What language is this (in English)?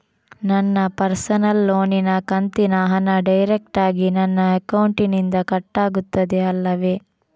Kannada